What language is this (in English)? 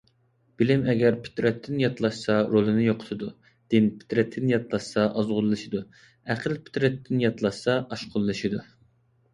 Uyghur